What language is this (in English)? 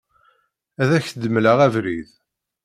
Kabyle